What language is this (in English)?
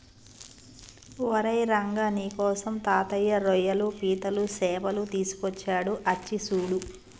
Telugu